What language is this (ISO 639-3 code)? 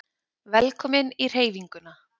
isl